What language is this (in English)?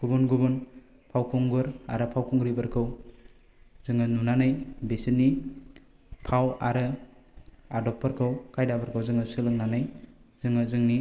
Bodo